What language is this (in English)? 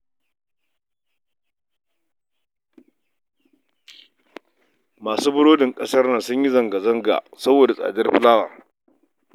Hausa